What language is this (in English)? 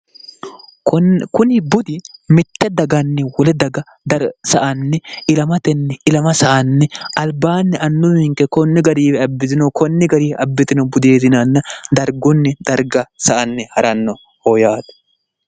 Sidamo